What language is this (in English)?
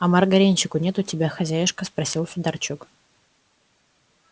Russian